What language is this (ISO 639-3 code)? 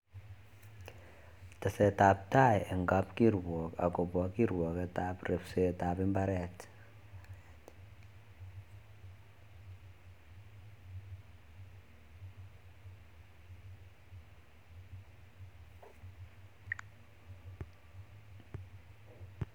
kln